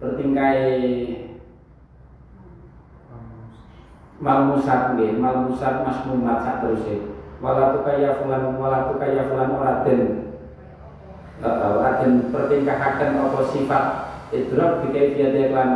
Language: Indonesian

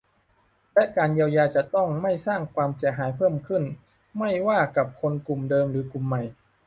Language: Thai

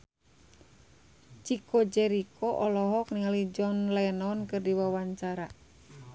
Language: Sundanese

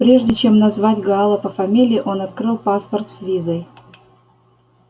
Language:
Russian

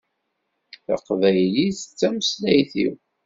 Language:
Kabyle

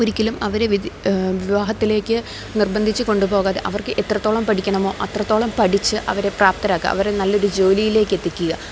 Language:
Malayalam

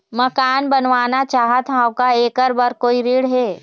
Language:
Chhattisgarhi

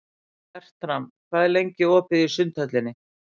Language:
Icelandic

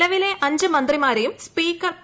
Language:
Malayalam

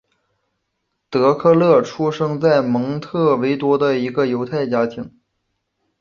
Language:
Chinese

